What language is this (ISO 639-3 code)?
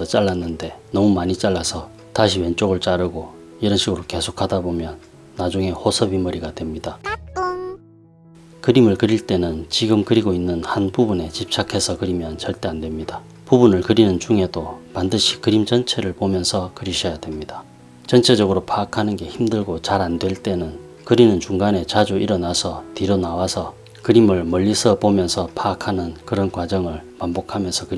kor